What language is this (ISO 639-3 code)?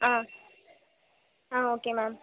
tam